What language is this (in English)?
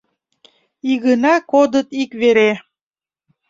Mari